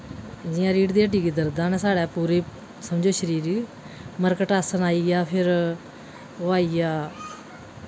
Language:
Dogri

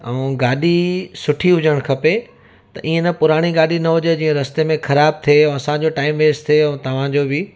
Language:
Sindhi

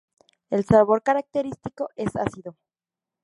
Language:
Spanish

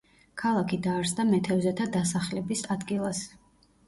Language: Georgian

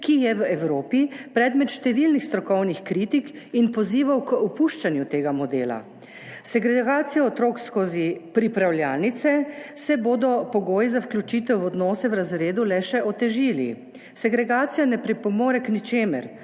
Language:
Slovenian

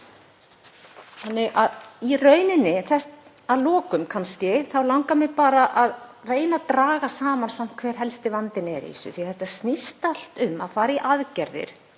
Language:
Icelandic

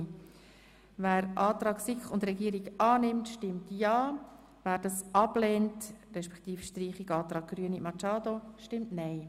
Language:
Swiss German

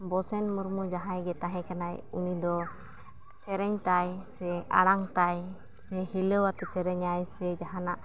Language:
Santali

